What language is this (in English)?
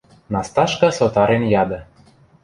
Western Mari